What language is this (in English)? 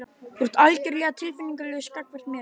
Icelandic